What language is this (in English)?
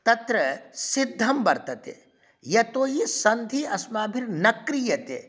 Sanskrit